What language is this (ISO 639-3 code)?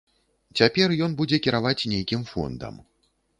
bel